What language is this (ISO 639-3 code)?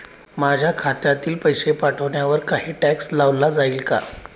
mar